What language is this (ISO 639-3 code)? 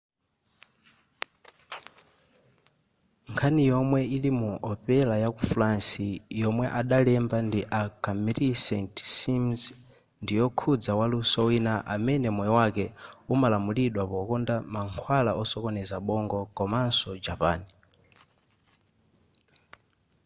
nya